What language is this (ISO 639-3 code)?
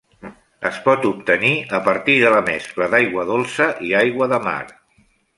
cat